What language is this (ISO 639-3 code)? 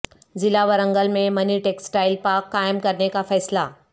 urd